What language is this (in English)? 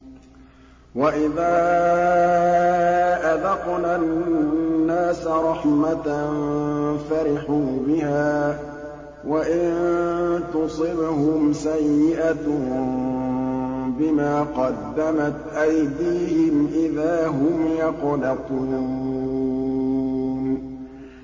Arabic